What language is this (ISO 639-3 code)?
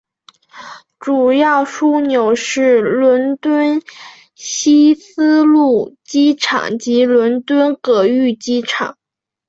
zho